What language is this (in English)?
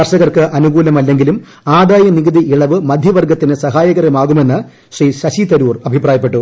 Malayalam